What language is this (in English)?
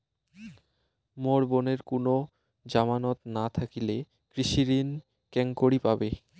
Bangla